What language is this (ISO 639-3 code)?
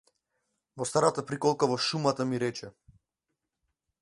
mkd